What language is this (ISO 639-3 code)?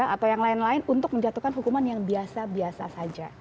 ind